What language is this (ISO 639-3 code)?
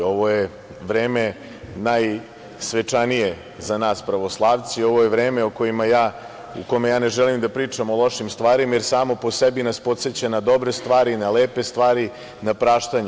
srp